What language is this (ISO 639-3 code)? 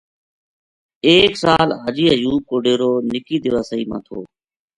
gju